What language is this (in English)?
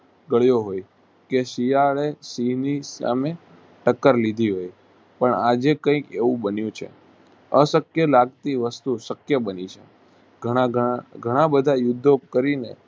Gujarati